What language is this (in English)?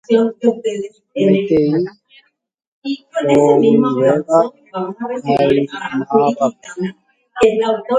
Guarani